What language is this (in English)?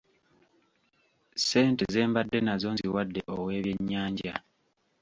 Ganda